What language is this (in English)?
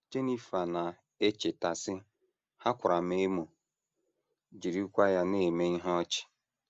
Igbo